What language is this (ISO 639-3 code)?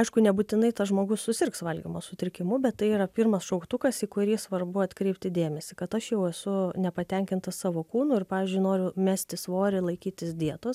lit